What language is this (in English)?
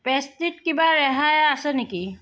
Assamese